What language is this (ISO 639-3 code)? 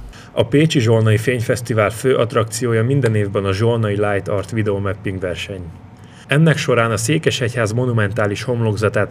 hun